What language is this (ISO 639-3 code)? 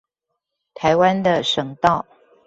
zho